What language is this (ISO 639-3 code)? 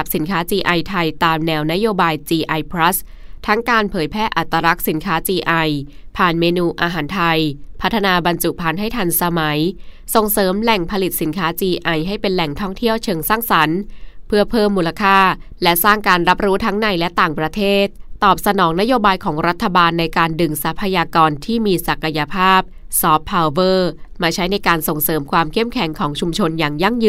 tha